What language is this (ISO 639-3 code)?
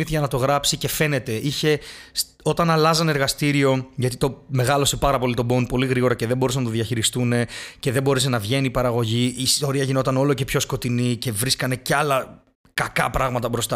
ell